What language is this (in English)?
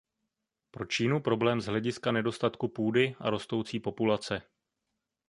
Czech